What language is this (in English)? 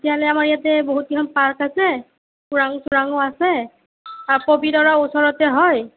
Assamese